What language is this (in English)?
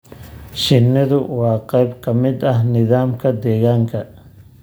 Somali